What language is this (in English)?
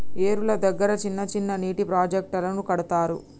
Telugu